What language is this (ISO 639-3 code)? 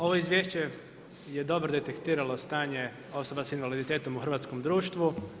hrv